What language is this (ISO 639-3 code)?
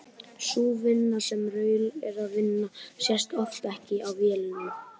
isl